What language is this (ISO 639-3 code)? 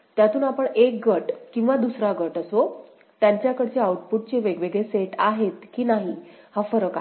mar